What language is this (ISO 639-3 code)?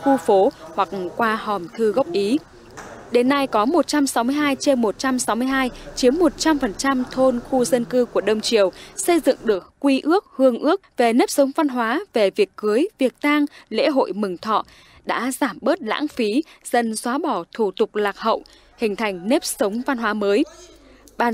vie